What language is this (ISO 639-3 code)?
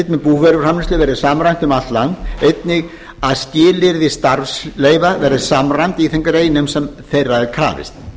isl